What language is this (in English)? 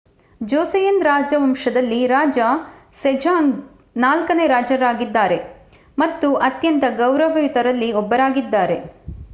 Kannada